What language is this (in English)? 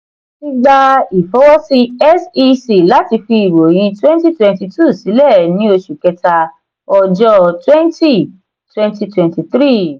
Yoruba